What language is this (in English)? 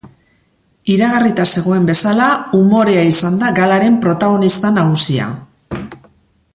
Basque